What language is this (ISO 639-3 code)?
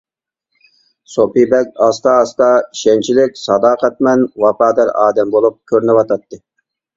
uig